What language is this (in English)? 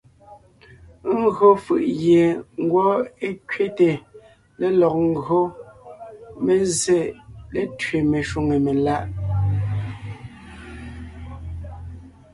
Ngiemboon